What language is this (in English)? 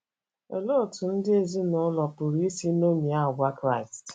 Igbo